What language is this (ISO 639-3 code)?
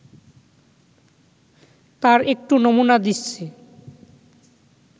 ben